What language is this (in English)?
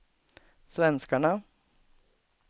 Swedish